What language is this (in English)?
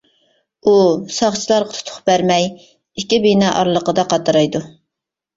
Uyghur